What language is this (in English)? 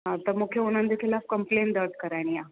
Sindhi